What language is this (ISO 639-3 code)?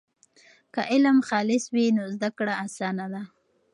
pus